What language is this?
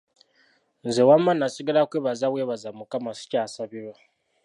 Ganda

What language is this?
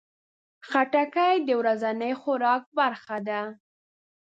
Pashto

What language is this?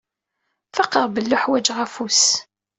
Kabyle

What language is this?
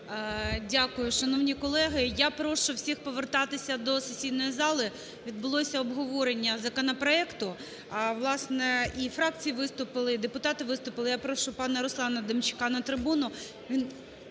Ukrainian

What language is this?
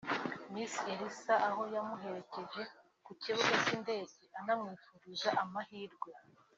Kinyarwanda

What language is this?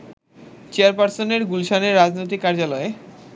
Bangla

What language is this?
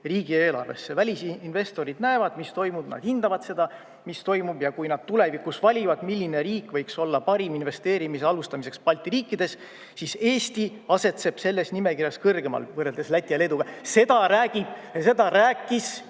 Estonian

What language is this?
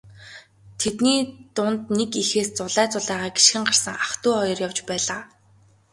Mongolian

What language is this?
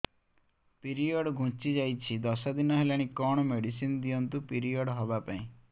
Odia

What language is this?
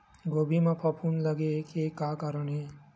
Chhattisgarhi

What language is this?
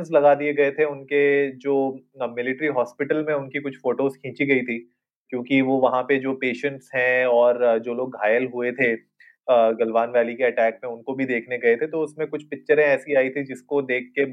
Hindi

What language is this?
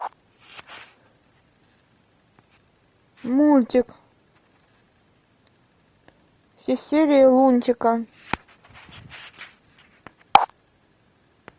Russian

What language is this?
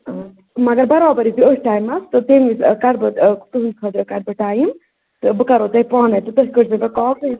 Kashmiri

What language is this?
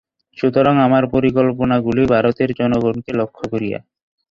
Bangla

